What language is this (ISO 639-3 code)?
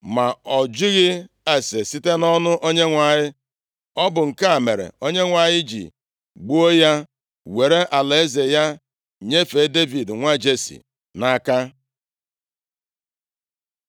ibo